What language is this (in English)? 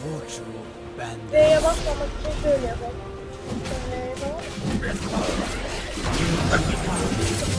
Turkish